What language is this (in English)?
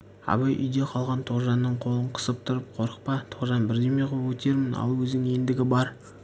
Kazakh